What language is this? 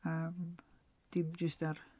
Welsh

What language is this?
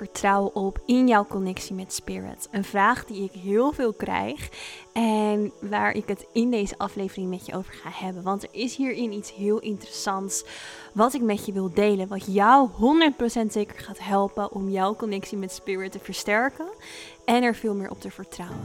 Dutch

